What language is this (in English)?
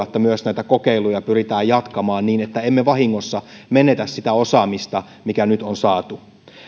Finnish